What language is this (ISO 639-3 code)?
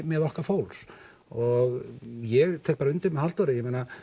isl